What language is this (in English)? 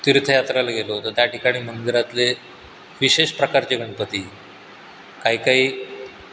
Marathi